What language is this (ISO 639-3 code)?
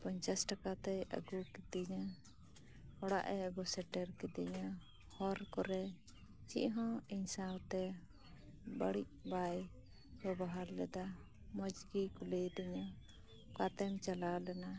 sat